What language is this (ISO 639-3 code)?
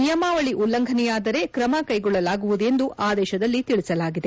kan